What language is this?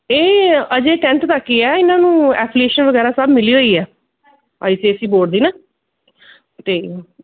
Punjabi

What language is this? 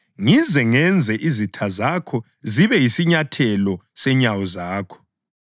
North Ndebele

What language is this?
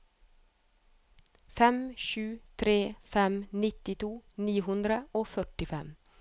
Norwegian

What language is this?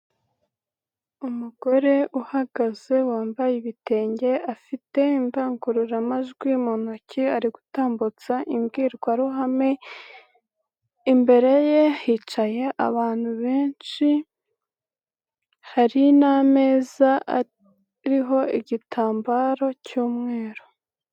Kinyarwanda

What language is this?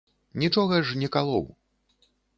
Belarusian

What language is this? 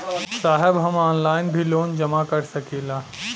Bhojpuri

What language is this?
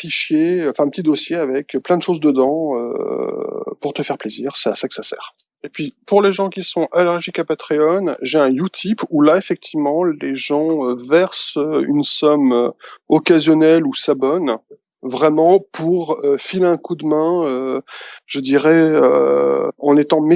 French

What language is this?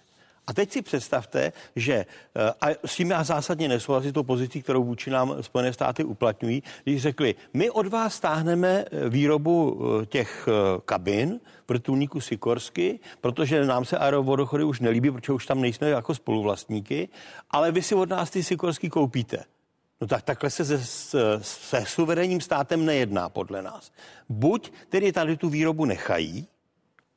Czech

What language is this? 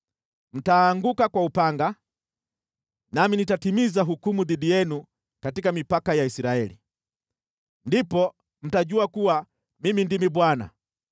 Swahili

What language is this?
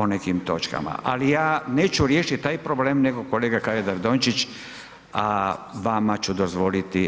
Croatian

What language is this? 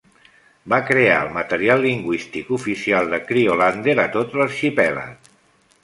Catalan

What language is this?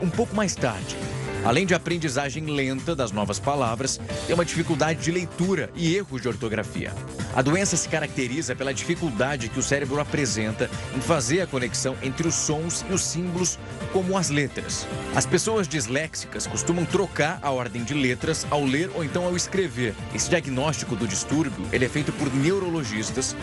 Portuguese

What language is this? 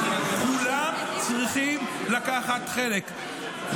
Hebrew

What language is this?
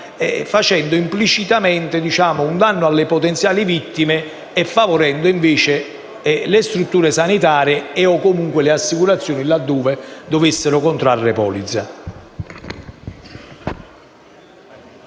Italian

